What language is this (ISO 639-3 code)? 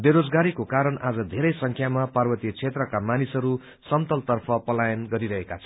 nep